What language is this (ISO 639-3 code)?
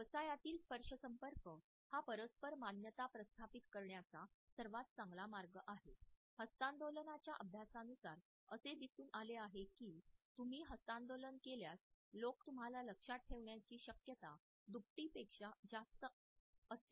mar